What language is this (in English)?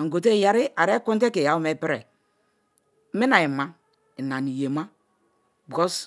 Kalabari